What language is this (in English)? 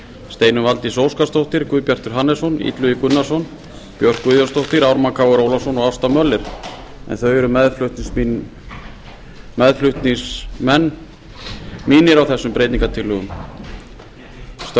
Icelandic